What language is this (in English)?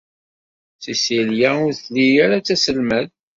Kabyle